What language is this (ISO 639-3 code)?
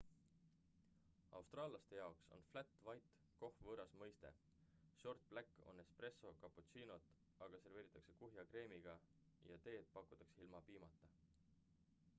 est